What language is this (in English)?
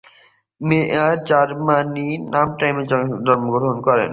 Bangla